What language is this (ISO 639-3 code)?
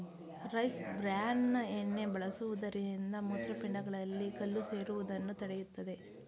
kan